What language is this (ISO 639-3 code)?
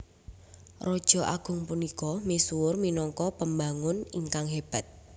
jav